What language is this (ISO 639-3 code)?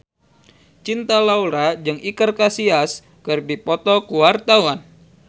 sun